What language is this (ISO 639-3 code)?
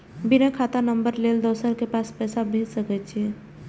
mai